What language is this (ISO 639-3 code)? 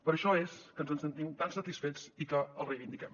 cat